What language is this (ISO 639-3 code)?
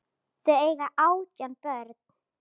isl